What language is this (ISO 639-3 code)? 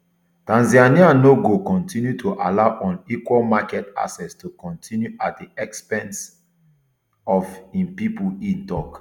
pcm